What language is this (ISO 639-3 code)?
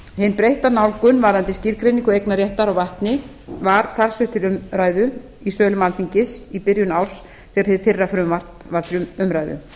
isl